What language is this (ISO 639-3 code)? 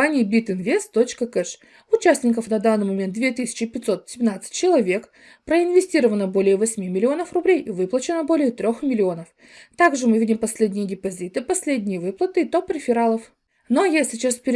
rus